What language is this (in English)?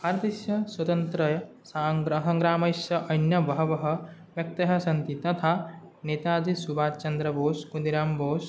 Sanskrit